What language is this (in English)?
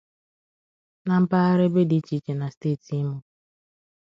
Igbo